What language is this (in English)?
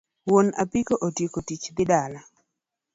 Luo (Kenya and Tanzania)